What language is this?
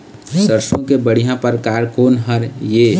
Chhattisgarhi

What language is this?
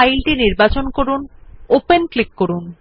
Bangla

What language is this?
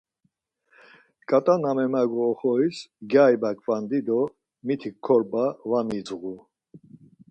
Laz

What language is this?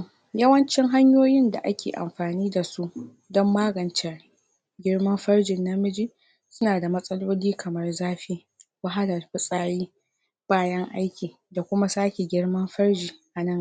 Hausa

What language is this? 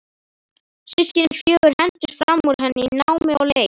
Icelandic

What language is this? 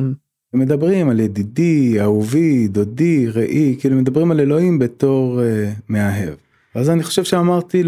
Hebrew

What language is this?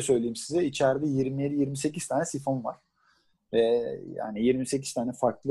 Turkish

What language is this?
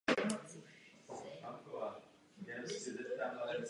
Czech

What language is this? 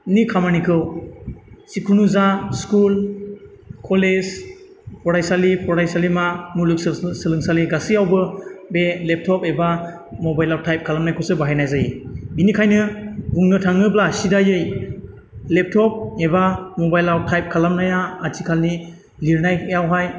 Bodo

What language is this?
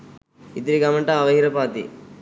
Sinhala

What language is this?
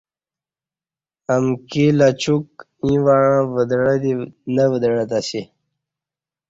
Kati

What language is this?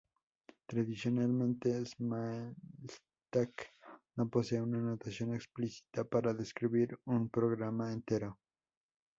Spanish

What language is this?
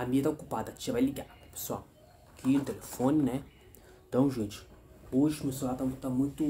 Portuguese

